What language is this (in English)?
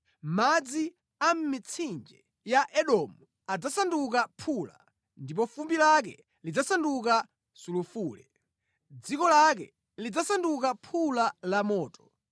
Nyanja